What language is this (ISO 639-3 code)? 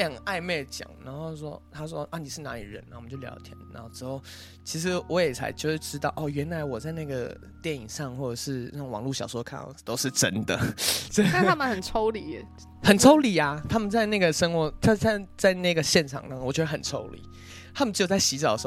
zho